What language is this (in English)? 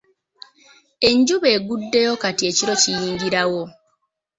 Ganda